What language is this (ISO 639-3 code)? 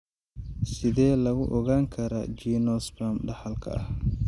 som